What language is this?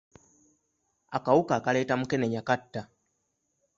Ganda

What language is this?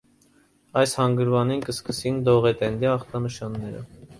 Armenian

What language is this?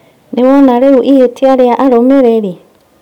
Kikuyu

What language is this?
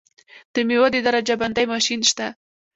Pashto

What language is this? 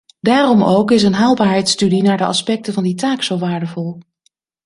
Dutch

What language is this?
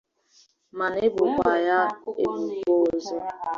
Igbo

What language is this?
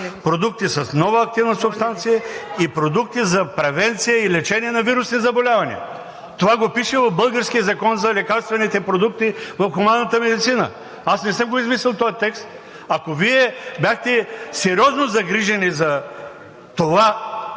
Bulgarian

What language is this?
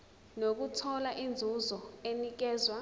Zulu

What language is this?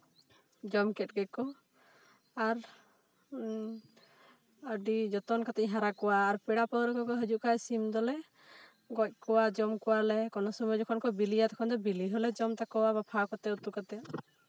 Santali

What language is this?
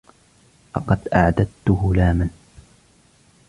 Arabic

